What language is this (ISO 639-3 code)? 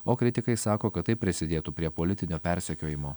lit